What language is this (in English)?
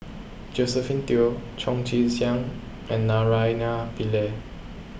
English